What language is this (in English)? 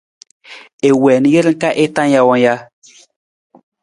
Nawdm